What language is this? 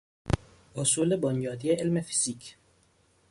Persian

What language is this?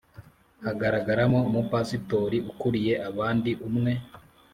Kinyarwanda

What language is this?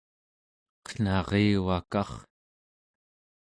Central Yupik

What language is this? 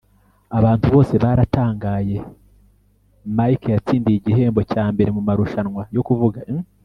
Kinyarwanda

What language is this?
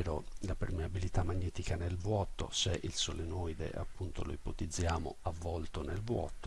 Italian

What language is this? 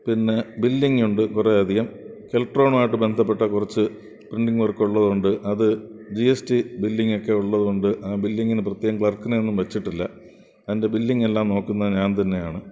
Malayalam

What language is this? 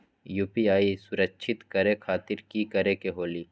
Magahi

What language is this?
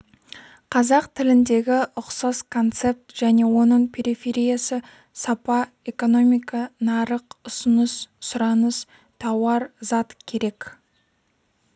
Kazakh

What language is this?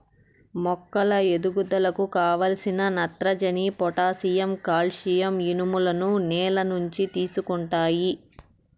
Telugu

